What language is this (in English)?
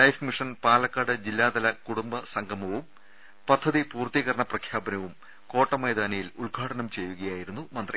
Malayalam